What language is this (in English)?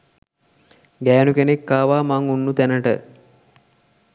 Sinhala